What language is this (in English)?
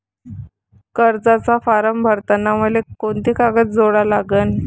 Marathi